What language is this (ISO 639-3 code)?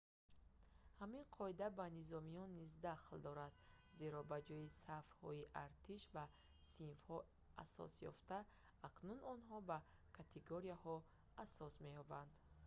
tgk